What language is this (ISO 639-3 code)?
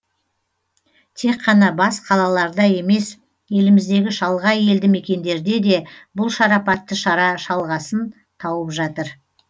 kaz